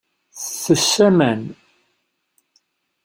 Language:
Kabyle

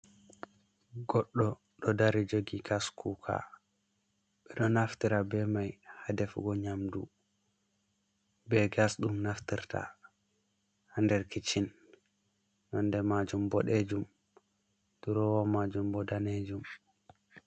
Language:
Fula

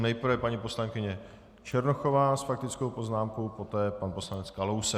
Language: Czech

